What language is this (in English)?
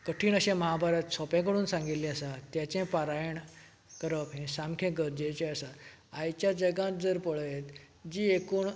Konkani